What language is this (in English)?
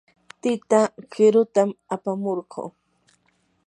Yanahuanca Pasco Quechua